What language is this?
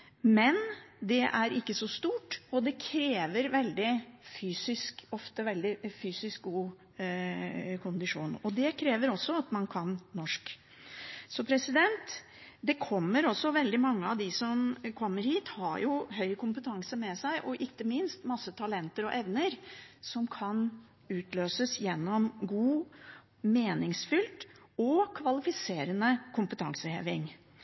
Norwegian Bokmål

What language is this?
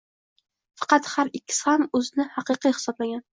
Uzbek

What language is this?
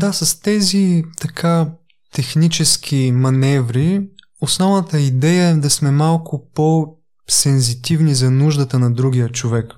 Bulgarian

